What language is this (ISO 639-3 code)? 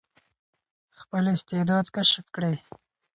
pus